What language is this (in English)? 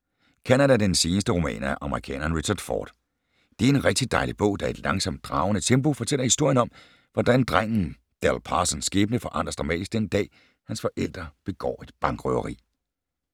Danish